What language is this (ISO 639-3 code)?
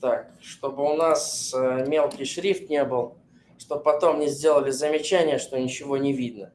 rus